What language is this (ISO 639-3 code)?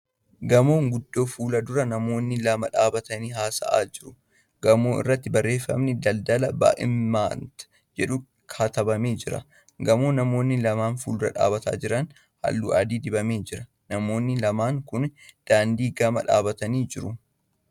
orm